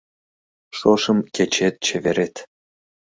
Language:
Mari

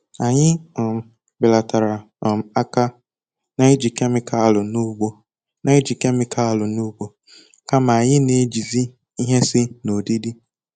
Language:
Igbo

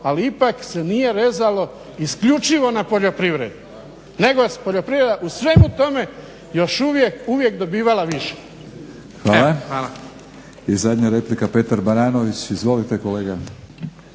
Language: Croatian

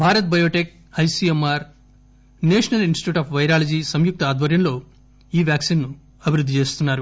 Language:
Telugu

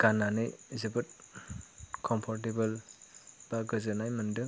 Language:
Bodo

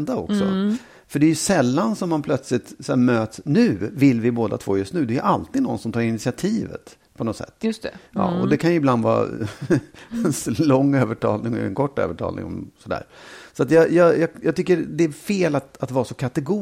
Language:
Swedish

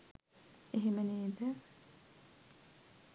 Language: Sinhala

